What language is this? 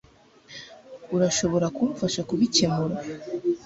Kinyarwanda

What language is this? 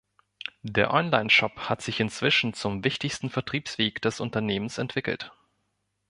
German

